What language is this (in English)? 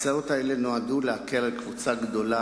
Hebrew